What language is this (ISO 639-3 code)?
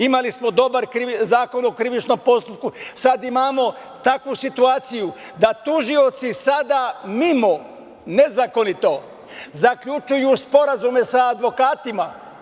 srp